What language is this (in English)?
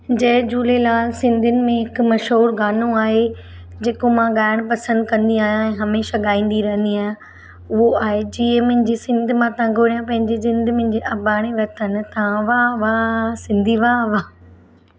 Sindhi